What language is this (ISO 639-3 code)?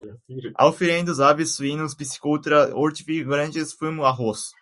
por